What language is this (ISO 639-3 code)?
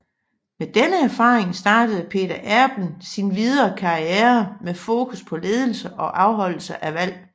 dan